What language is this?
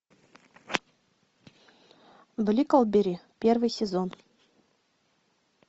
Russian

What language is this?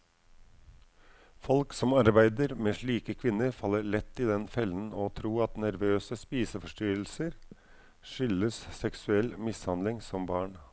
Norwegian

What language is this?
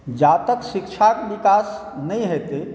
Maithili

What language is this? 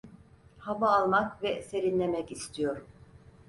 Turkish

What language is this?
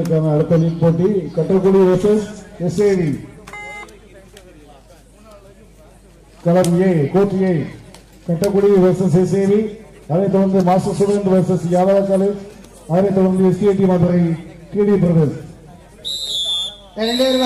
Tamil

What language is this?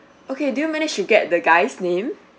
English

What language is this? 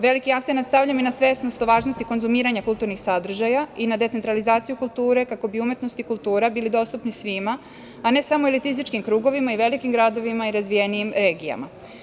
Serbian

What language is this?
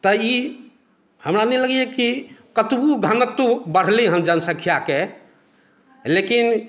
Maithili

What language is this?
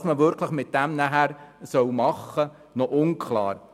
Swiss German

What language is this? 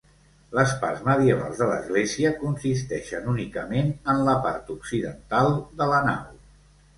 Catalan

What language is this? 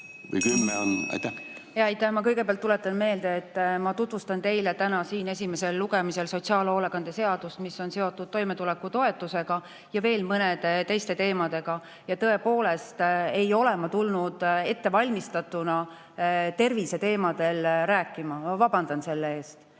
Estonian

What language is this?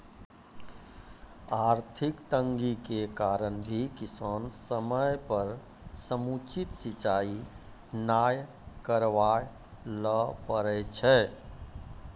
Maithili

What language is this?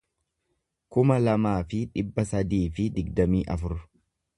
Oromo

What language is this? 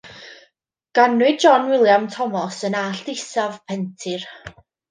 Welsh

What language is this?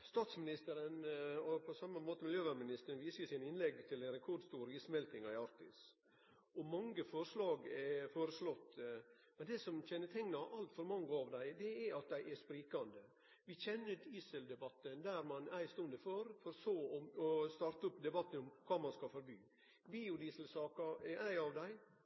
Norwegian Nynorsk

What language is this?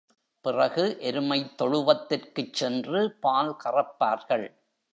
Tamil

